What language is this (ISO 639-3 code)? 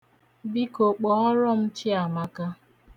ibo